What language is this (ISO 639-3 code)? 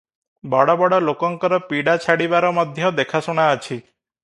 ori